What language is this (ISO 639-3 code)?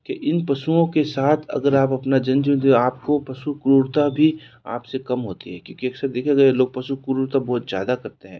hin